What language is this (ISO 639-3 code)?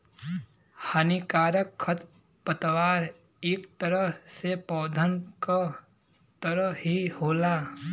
bho